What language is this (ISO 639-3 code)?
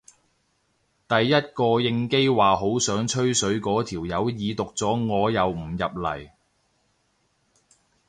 yue